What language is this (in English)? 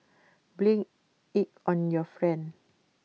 English